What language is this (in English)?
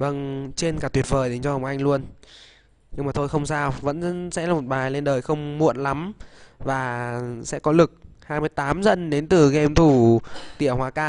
Vietnamese